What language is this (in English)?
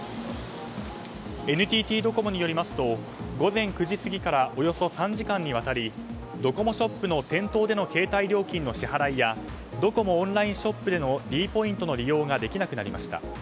Japanese